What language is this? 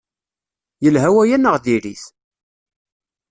Kabyle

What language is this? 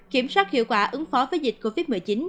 Vietnamese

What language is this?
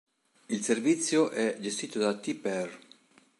Italian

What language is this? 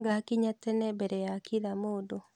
Kikuyu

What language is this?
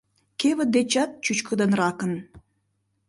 Mari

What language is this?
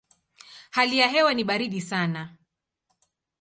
Swahili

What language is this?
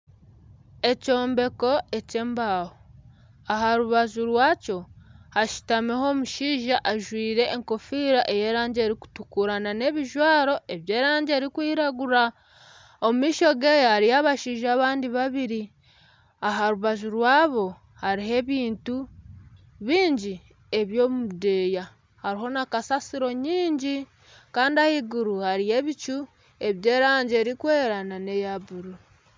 Nyankole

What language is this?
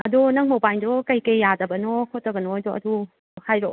Manipuri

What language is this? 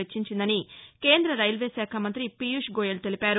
Telugu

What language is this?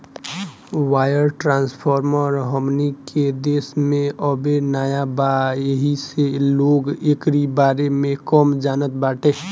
Bhojpuri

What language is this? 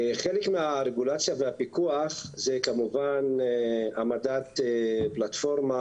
Hebrew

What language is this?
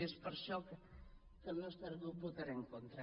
Catalan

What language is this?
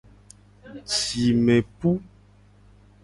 Gen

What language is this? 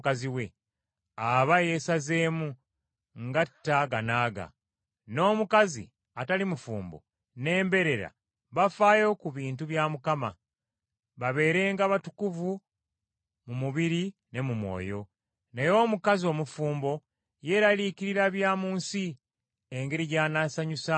Ganda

